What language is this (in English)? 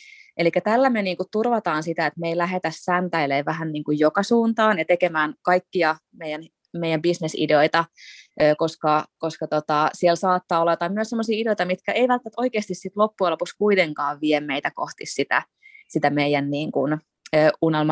Finnish